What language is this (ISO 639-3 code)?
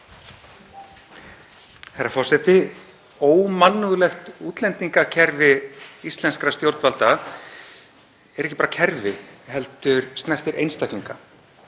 isl